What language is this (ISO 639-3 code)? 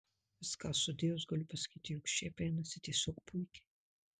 lit